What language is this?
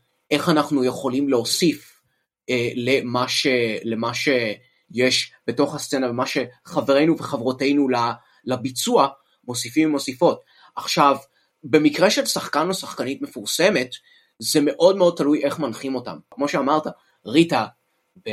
Hebrew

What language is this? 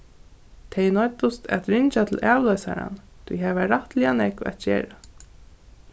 Faroese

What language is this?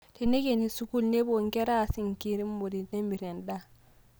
Masai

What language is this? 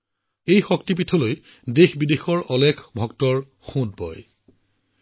Assamese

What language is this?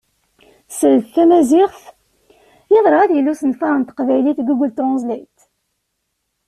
Kabyle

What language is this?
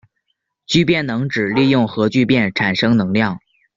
Chinese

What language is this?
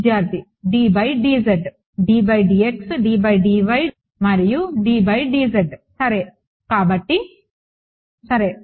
Telugu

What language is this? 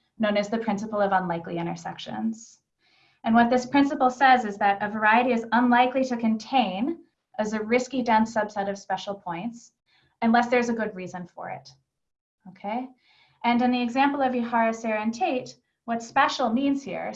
English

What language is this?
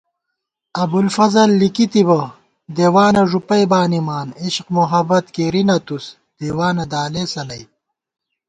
Gawar-Bati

